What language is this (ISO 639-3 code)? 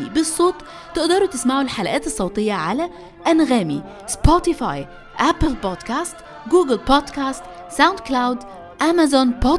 ara